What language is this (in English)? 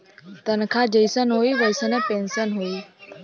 Bhojpuri